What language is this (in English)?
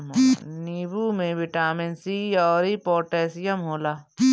Bhojpuri